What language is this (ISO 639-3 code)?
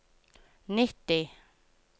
nor